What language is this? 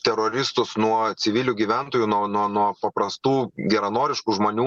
Lithuanian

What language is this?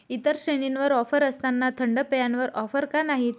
Marathi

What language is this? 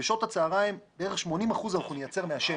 Hebrew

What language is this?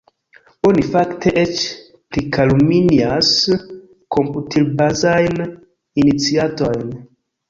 Esperanto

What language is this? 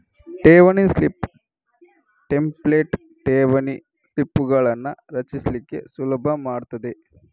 Kannada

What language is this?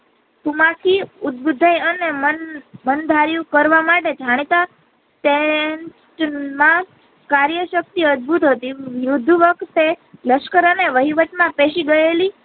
Gujarati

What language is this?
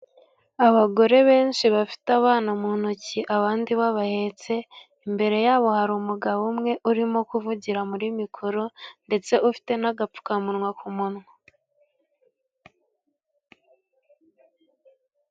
Kinyarwanda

